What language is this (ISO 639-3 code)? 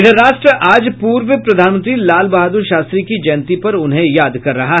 hin